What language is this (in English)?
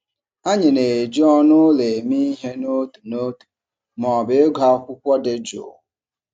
Igbo